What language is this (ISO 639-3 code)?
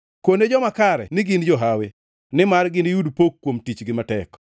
luo